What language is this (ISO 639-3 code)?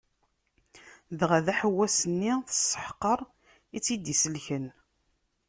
kab